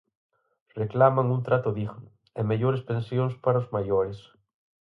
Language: Galician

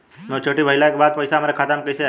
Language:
Bhojpuri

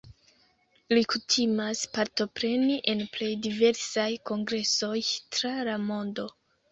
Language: Esperanto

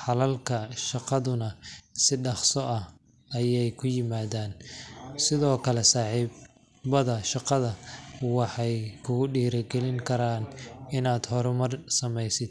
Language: Somali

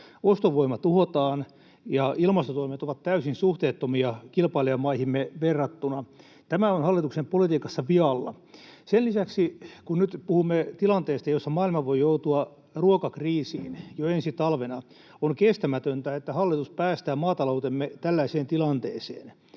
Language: Finnish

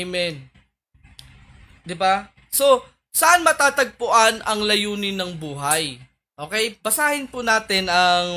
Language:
Filipino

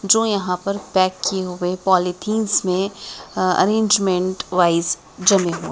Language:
Hindi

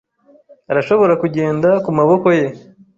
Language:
Kinyarwanda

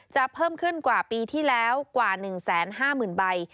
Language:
Thai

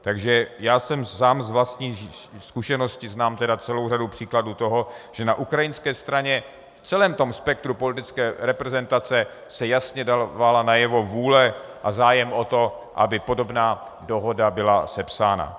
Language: Czech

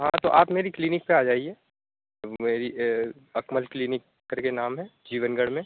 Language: Urdu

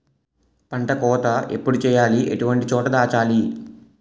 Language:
Telugu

